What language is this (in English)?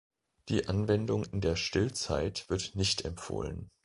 German